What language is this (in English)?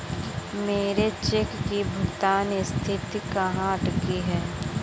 Hindi